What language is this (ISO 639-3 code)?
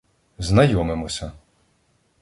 ukr